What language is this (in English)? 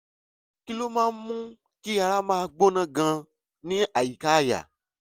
Yoruba